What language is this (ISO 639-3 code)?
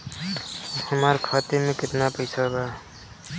bho